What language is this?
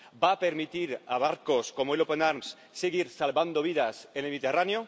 Spanish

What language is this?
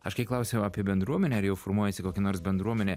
Lithuanian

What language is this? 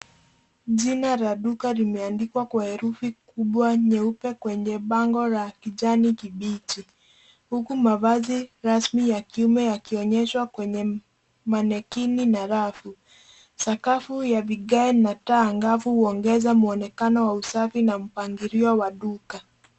Swahili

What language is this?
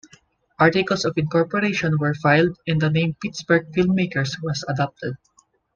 English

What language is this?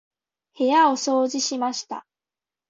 Japanese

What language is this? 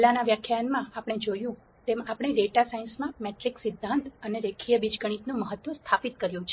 Gujarati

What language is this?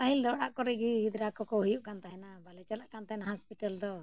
Santali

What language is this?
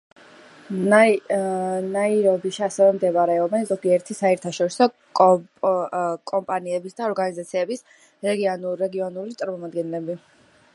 Georgian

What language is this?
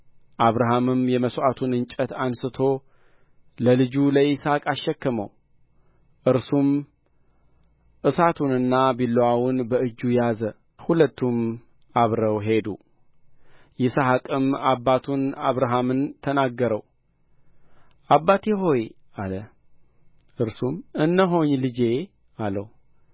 Amharic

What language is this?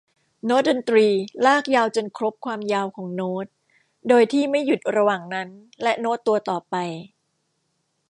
Thai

